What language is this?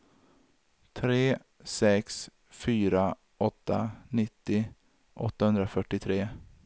Swedish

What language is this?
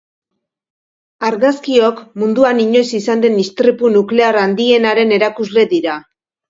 Basque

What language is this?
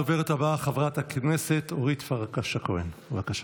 Hebrew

